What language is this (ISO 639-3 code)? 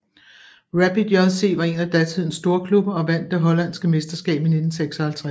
dan